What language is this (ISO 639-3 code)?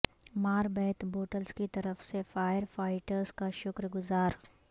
urd